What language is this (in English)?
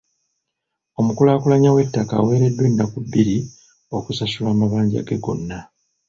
Ganda